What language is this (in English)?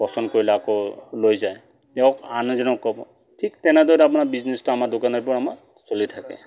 Assamese